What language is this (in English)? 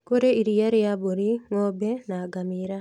Kikuyu